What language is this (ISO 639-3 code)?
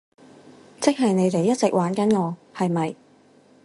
yue